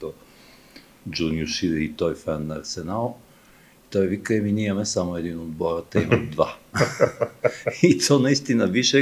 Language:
Bulgarian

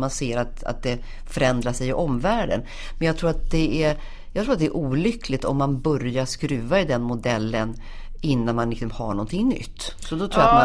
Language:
Swedish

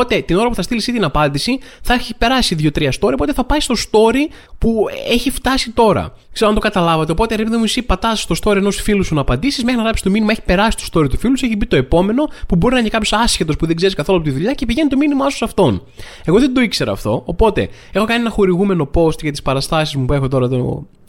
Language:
Greek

